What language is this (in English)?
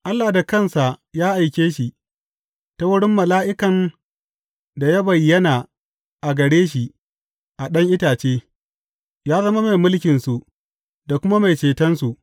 Hausa